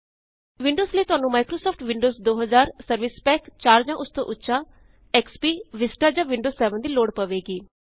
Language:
Punjabi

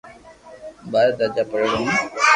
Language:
Loarki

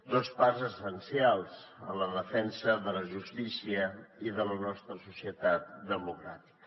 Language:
Catalan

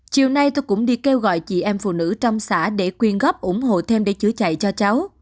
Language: Vietnamese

